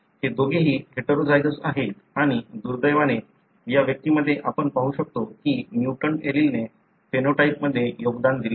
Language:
Marathi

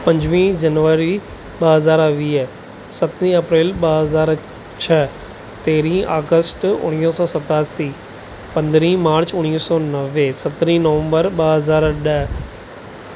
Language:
Sindhi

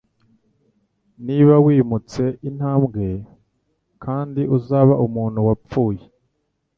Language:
Kinyarwanda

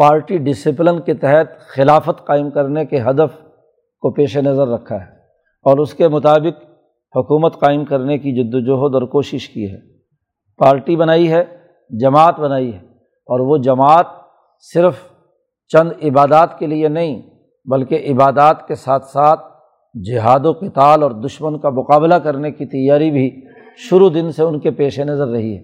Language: Urdu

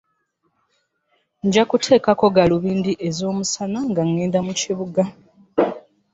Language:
Ganda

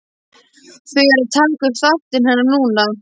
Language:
Icelandic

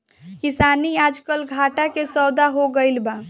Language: Bhojpuri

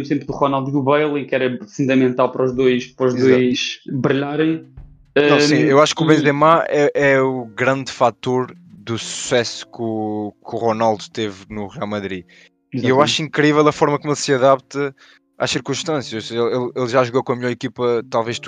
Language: Portuguese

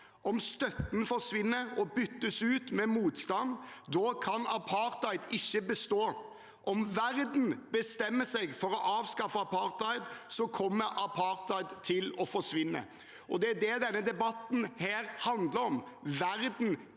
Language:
Norwegian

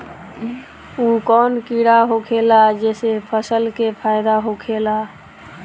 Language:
Bhojpuri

